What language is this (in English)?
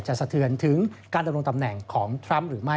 Thai